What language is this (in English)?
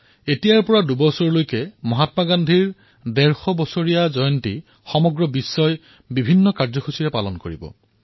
Assamese